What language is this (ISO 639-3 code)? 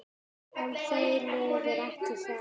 isl